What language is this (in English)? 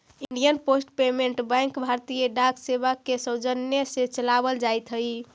Magahi